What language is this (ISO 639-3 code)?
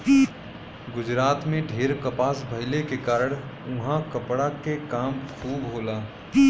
bho